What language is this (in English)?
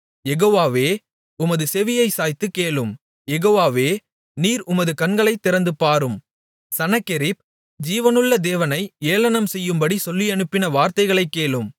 Tamil